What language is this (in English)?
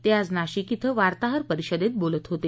Marathi